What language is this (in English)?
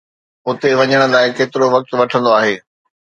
Sindhi